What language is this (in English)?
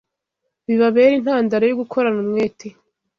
Kinyarwanda